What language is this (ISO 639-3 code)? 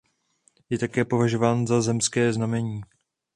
ces